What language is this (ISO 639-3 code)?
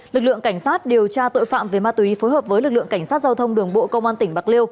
vie